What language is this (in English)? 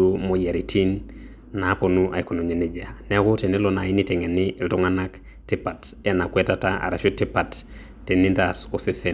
Masai